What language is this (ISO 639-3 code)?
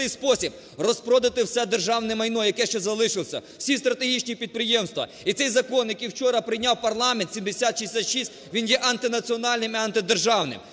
ukr